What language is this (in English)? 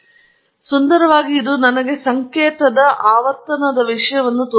Kannada